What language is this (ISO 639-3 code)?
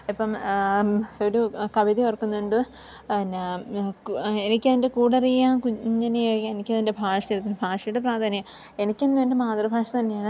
mal